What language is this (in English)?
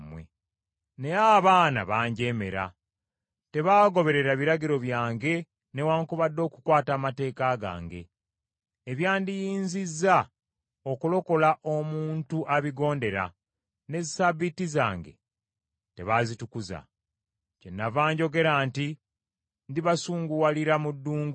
Ganda